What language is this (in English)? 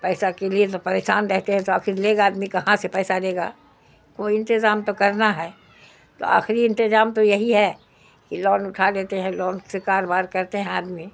Urdu